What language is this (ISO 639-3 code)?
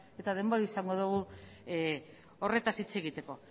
eus